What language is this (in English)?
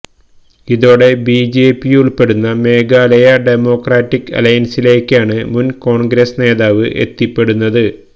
Malayalam